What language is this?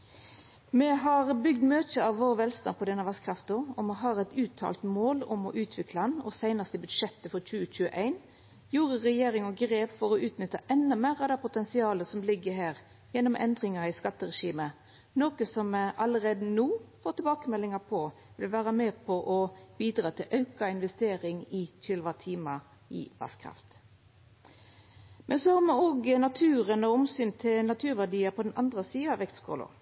Norwegian Nynorsk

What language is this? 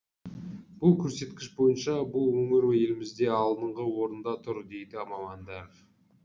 Kazakh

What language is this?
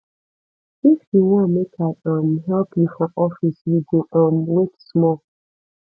Nigerian Pidgin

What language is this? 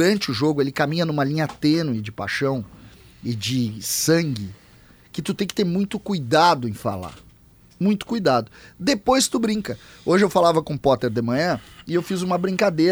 Portuguese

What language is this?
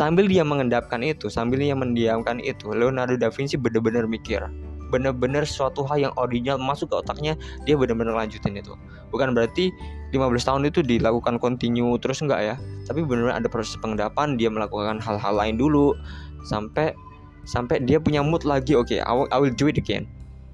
Indonesian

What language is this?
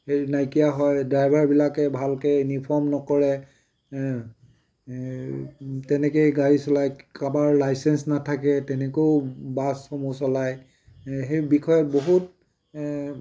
Assamese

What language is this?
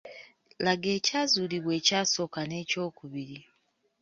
Ganda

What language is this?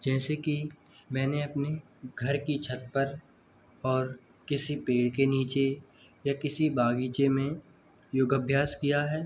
Hindi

